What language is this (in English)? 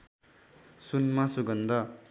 Nepali